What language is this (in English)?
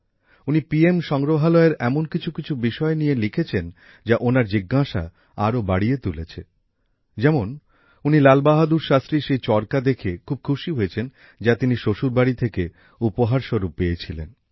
Bangla